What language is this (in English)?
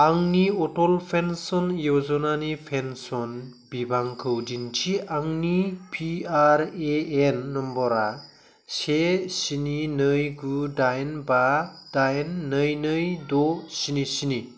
Bodo